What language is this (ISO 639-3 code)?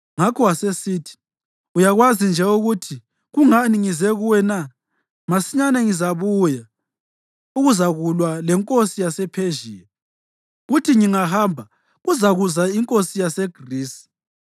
nde